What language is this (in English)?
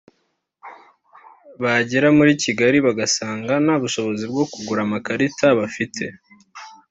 Kinyarwanda